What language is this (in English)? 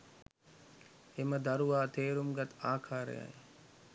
Sinhala